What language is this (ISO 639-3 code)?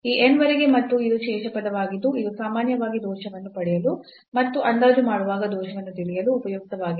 kan